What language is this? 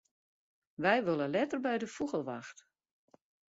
Western Frisian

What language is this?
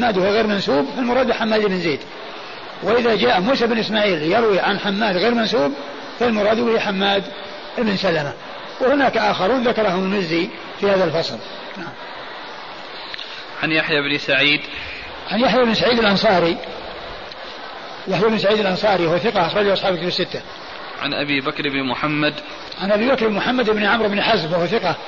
Arabic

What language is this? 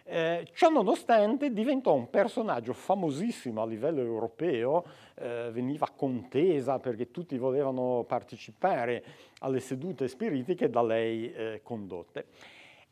Italian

